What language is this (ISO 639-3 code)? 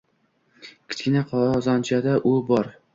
uzb